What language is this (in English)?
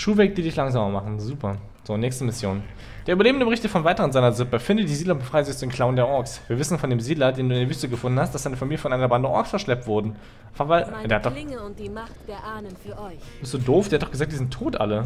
German